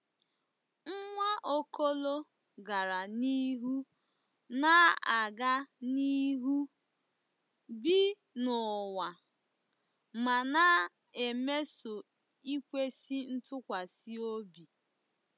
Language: Igbo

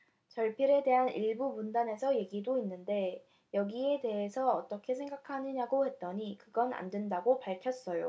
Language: Korean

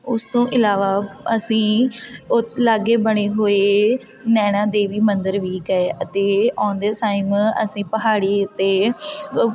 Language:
Punjabi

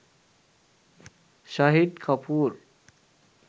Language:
Sinhala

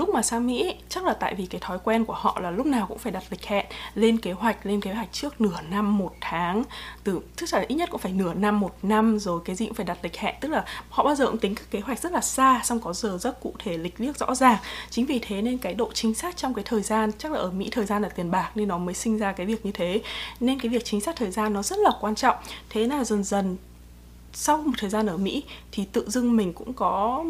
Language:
Vietnamese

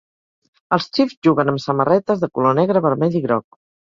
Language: Catalan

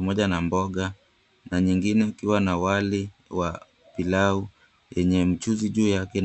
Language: Swahili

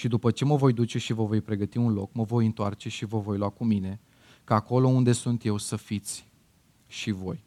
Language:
Romanian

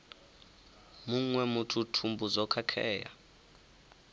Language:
Venda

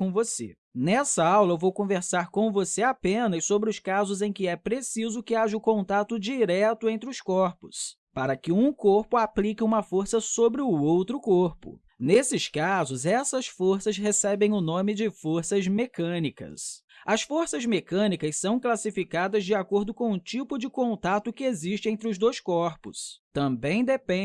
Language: Portuguese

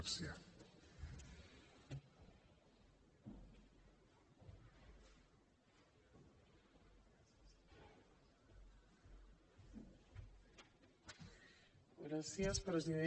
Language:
Catalan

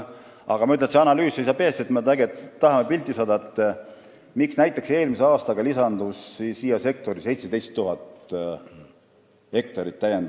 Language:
Estonian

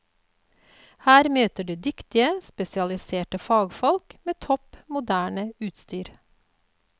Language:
Norwegian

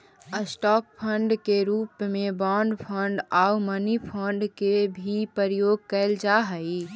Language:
Magahi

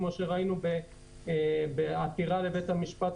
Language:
Hebrew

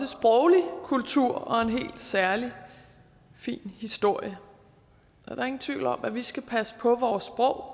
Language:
Danish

